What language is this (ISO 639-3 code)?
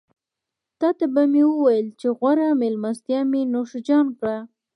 pus